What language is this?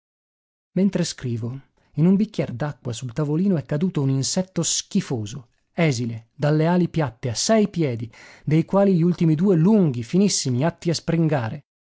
Italian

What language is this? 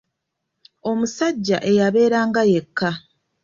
Ganda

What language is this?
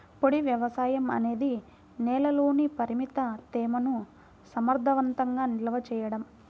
Telugu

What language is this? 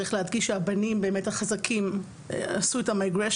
Hebrew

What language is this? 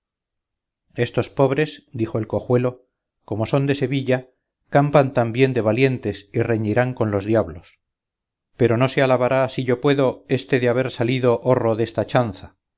Spanish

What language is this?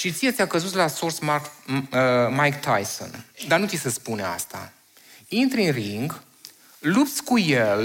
Romanian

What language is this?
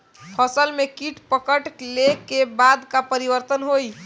Bhojpuri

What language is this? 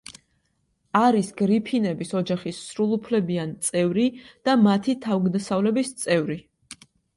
Georgian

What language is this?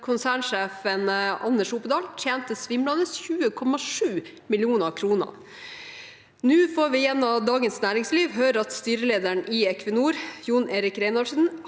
Norwegian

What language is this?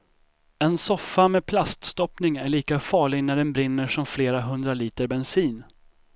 Swedish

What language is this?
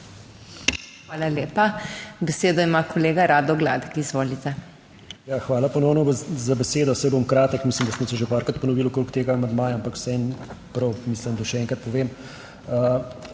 Slovenian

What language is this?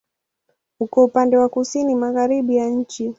Swahili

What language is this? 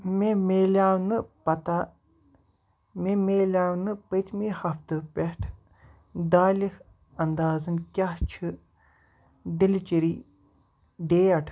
Kashmiri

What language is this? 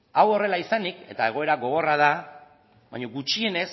Basque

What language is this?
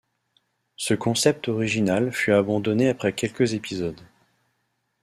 French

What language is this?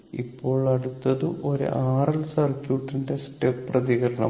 Malayalam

